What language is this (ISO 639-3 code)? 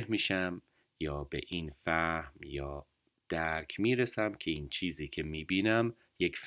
fas